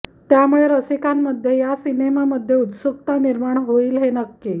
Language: Marathi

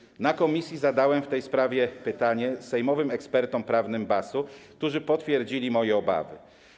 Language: Polish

